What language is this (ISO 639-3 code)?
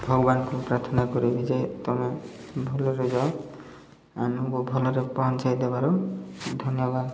ori